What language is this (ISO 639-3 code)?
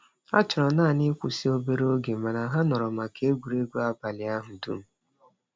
ibo